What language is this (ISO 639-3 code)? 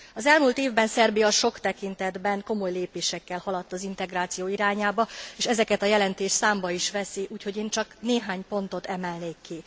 hun